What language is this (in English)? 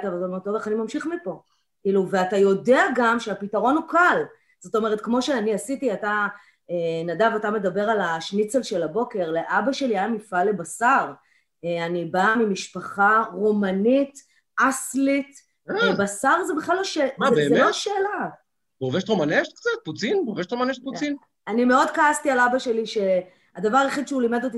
Hebrew